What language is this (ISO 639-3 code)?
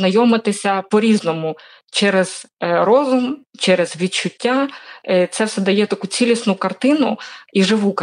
ukr